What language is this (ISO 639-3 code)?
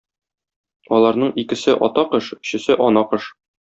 tat